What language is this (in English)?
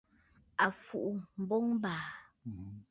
Bafut